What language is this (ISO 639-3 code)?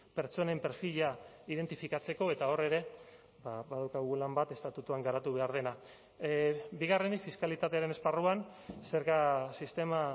eus